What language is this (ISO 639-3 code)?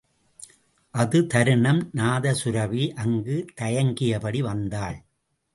tam